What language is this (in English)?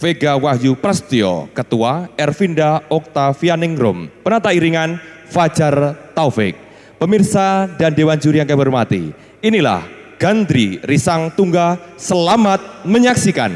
Indonesian